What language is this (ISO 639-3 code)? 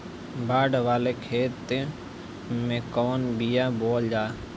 bho